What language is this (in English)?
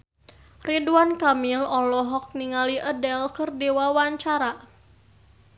Sundanese